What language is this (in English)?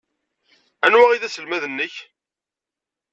Kabyle